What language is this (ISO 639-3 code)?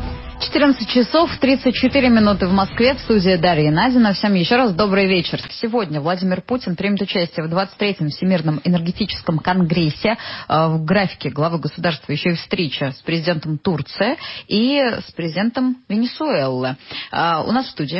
rus